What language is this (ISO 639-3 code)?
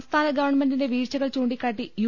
mal